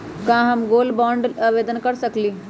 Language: Magahi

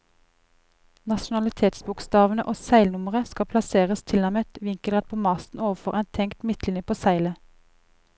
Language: Norwegian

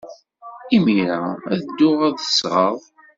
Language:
Kabyle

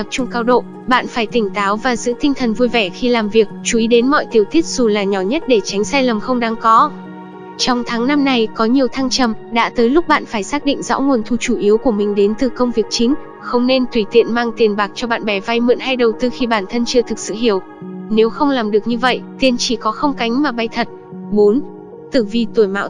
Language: Vietnamese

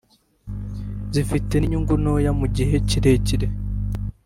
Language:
Kinyarwanda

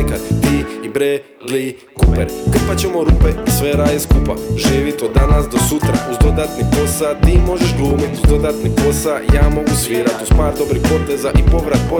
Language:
Croatian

